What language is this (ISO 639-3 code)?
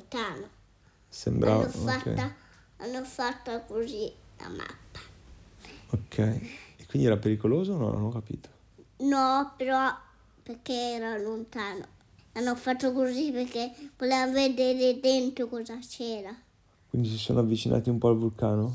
ita